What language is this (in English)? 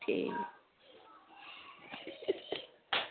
Dogri